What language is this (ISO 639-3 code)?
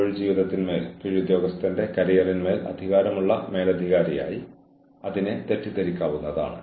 mal